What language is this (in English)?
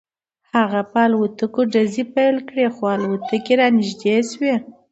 Pashto